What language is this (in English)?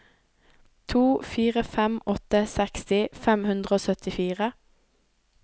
Norwegian